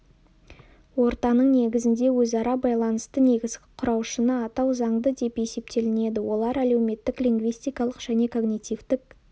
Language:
Kazakh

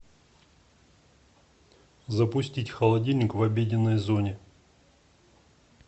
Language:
Russian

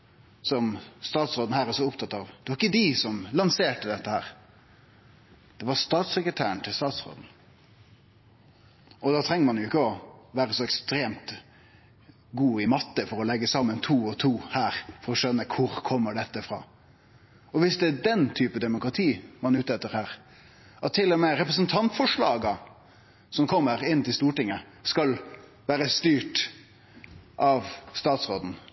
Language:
Norwegian Nynorsk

